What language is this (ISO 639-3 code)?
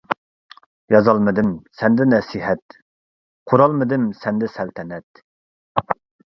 uig